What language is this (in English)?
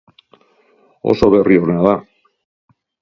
Basque